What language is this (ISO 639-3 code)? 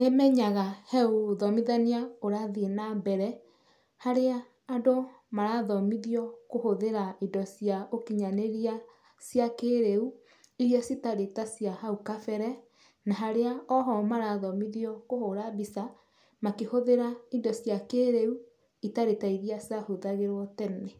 kik